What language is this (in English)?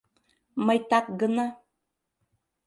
Mari